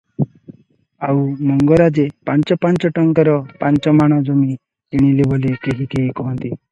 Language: Odia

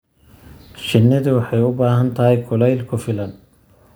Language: Somali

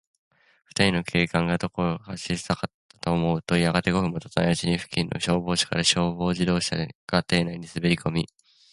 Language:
Japanese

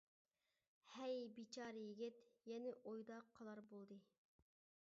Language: Uyghur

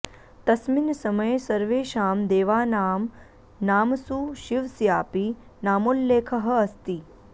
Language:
Sanskrit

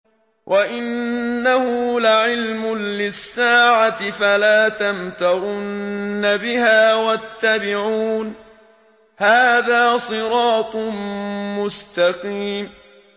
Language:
Arabic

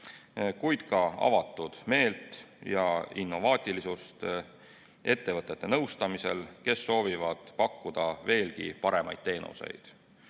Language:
Estonian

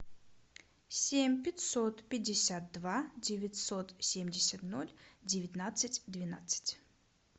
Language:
Russian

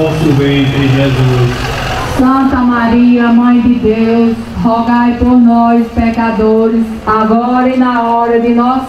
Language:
Portuguese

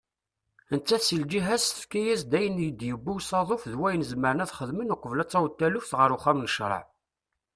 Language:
Kabyle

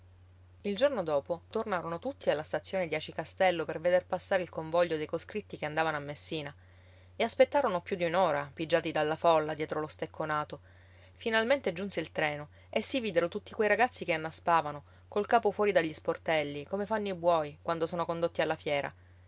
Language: Italian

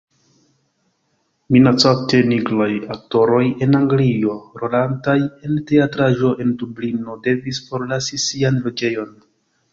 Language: Esperanto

